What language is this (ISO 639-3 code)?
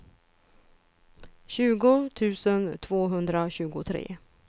swe